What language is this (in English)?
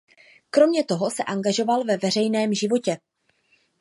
Czech